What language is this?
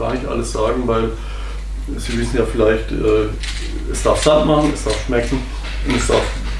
German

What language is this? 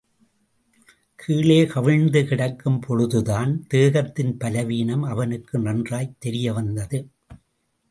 Tamil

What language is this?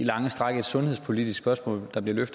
Danish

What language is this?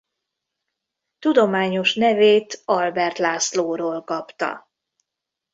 Hungarian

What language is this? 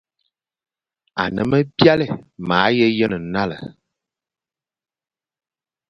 Fang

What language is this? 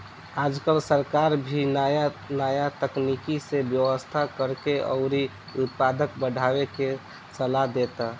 Bhojpuri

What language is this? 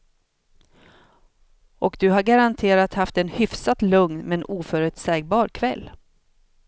Swedish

